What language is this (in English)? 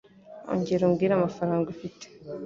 Kinyarwanda